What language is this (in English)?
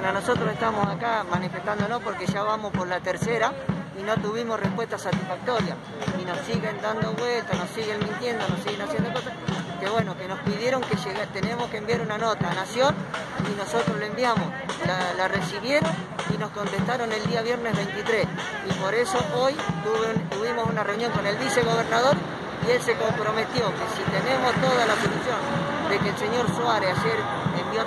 Spanish